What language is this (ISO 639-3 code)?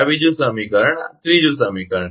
guj